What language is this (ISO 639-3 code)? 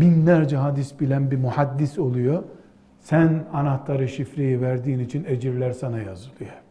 tur